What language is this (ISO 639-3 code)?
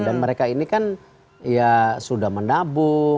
ind